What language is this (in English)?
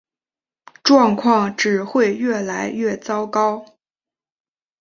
Chinese